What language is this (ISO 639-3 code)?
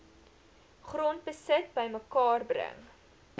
afr